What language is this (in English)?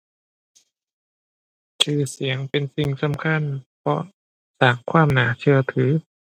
Thai